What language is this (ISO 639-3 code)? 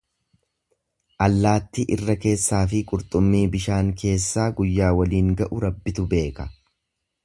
orm